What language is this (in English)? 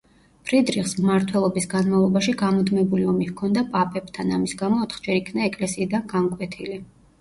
Georgian